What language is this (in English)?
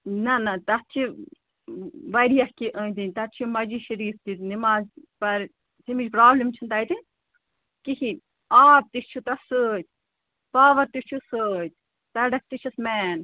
Kashmiri